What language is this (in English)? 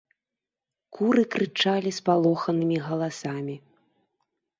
Belarusian